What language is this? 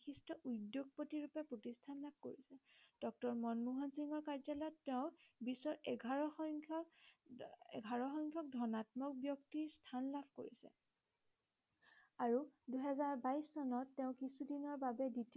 Assamese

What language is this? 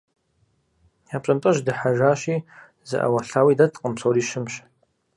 Kabardian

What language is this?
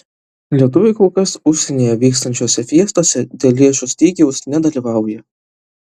Lithuanian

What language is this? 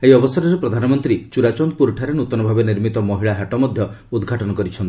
Odia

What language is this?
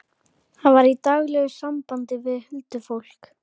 Icelandic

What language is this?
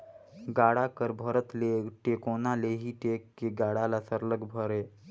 Chhattisgarhi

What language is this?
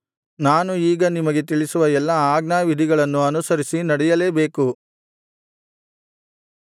Kannada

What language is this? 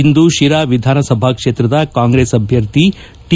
Kannada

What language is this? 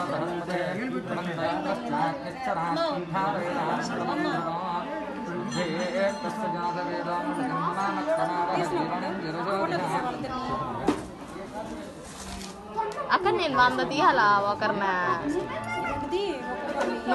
Indonesian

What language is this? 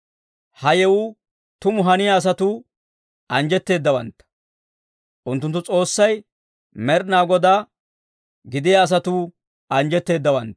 Dawro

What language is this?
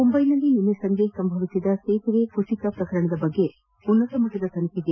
Kannada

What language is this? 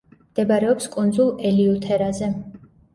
Georgian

